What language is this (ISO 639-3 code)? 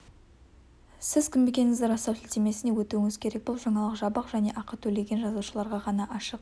kaz